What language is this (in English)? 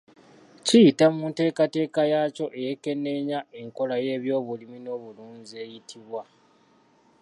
Ganda